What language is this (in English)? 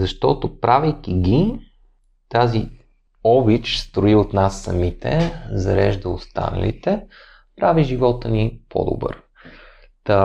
Bulgarian